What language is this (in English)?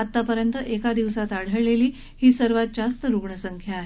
Marathi